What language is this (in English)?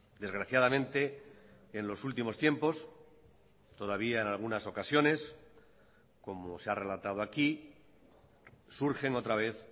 Spanish